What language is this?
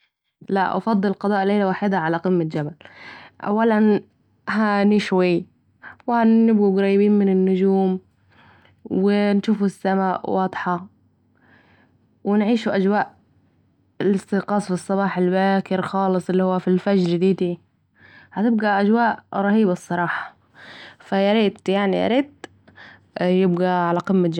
Saidi Arabic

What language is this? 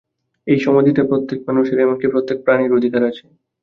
Bangla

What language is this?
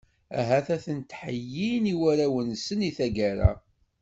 Kabyle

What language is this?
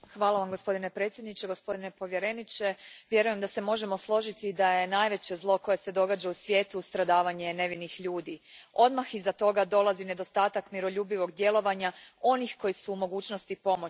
Croatian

